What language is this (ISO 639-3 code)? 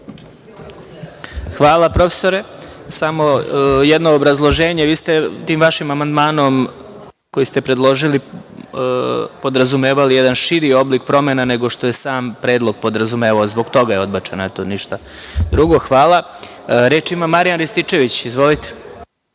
srp